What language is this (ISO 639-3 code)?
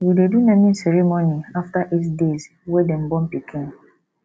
pcm